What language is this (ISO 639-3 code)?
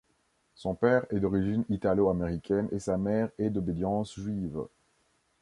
fra